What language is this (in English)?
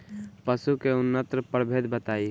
Bhojpuri